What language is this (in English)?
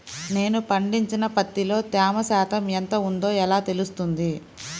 Telugu